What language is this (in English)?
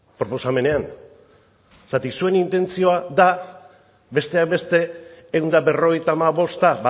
Basque